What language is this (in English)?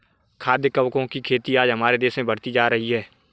Hindi